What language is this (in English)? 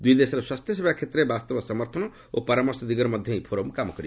Odia